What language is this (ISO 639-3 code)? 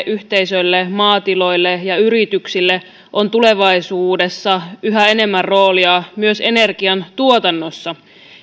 fin